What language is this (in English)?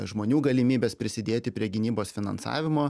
Lithuanian